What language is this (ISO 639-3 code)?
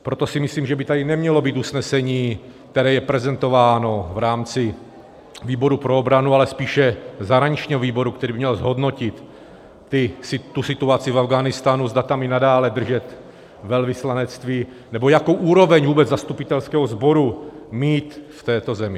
ces